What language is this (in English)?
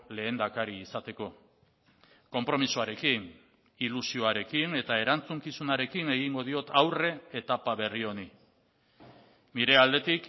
Basque